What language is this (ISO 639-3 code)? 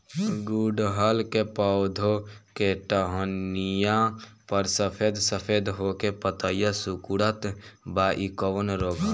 bho